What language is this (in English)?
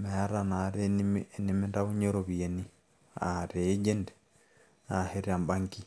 Masai